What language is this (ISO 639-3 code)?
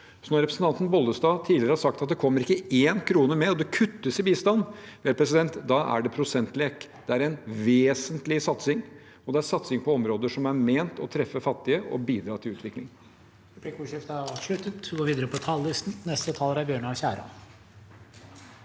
nor